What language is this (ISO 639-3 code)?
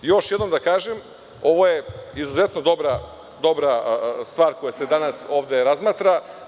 srp